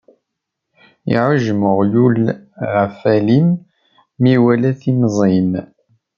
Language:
Kabyle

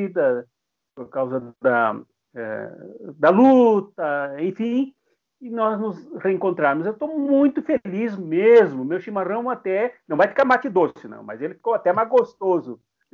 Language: Portuguese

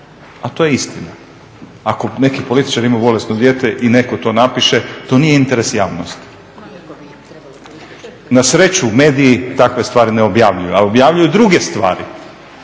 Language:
Croatian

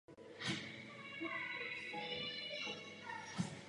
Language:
Czech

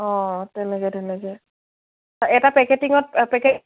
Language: Assamese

